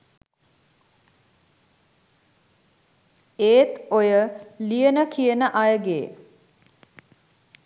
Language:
Sinhala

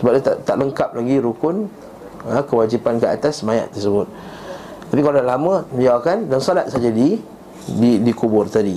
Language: Malay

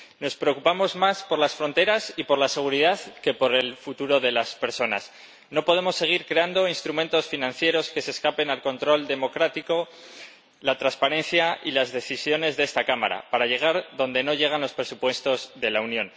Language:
Spanish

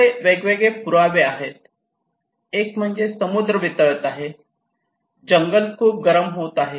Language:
Marathi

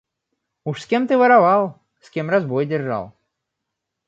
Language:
Russian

